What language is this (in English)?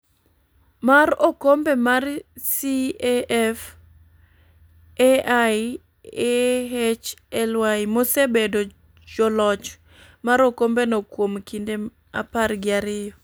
Luo (Kenya and Tanzania)